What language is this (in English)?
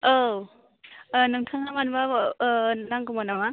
Bodo